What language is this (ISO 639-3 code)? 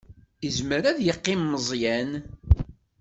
kab